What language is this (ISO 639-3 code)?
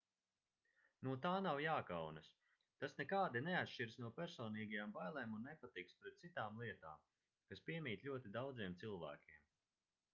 lav